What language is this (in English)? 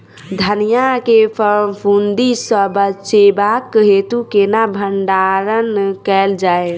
Maithili